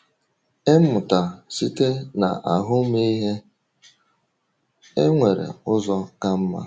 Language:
Igbo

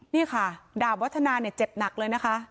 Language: Thai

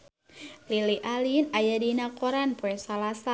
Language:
Sundanese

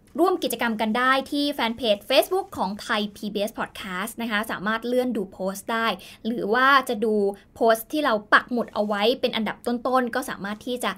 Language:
Thai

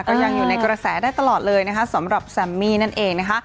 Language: Thai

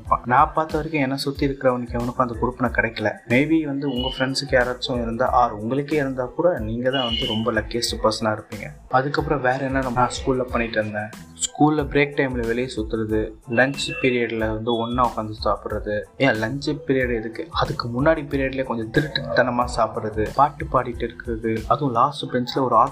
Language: Tamil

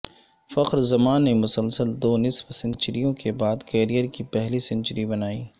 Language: Urdu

